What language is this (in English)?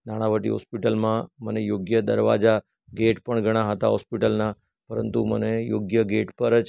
Gujarati